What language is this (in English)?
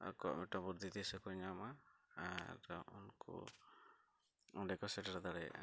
Santali